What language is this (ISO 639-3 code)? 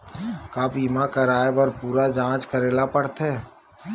hne